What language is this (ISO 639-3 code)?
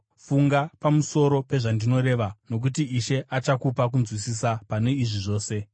sna